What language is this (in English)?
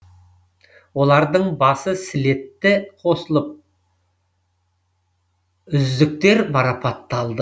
Kazakh